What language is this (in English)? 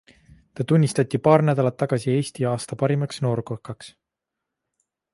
Estonian